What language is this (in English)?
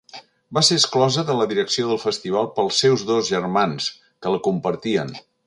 Catalan